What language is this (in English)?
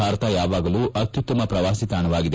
Kannada